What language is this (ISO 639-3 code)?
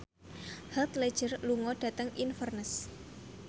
jav